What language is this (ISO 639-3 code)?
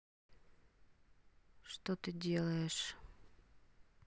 rus